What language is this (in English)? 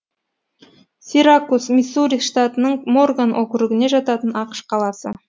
Kazakh